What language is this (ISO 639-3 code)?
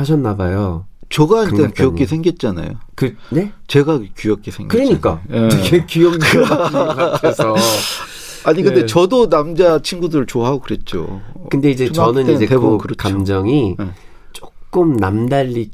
kor